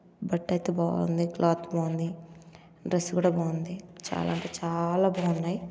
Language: Telugu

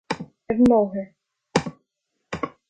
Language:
Irish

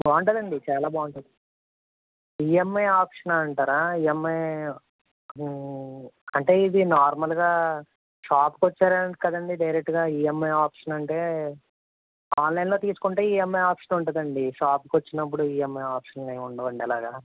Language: Telugu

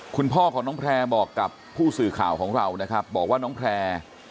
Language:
Thai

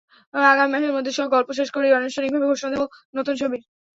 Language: Bangla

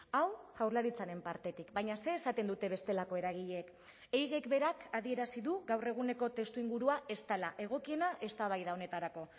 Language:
Basque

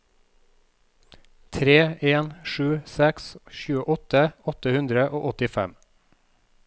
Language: Norwegian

